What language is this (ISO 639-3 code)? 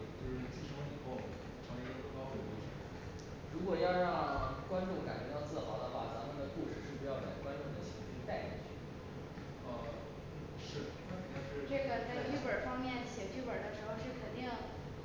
zho